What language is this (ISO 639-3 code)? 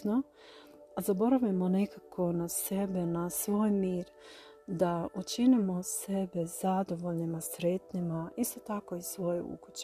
hrv